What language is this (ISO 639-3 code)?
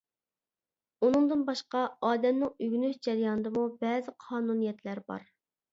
uig